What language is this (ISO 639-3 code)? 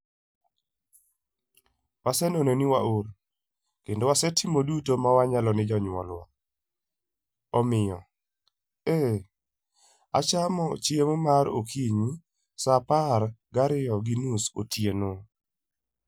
luo